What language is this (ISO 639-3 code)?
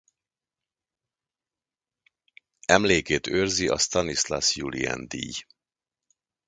hun